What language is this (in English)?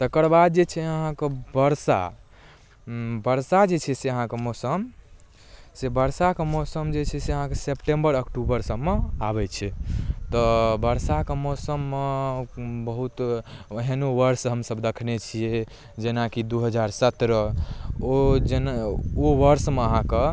Maithili